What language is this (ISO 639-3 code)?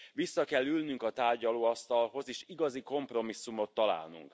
hun